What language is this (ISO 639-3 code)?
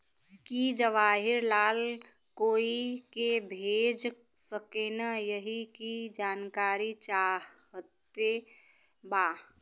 bho